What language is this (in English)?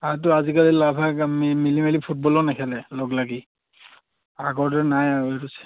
Assamese